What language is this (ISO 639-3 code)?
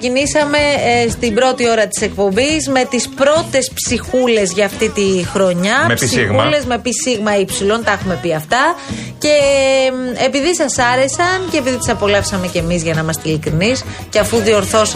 ell